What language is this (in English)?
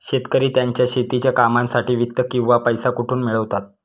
Marathi